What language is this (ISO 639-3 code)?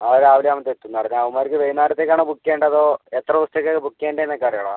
mal